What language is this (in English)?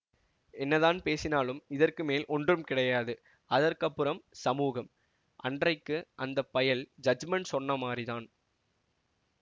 Tamil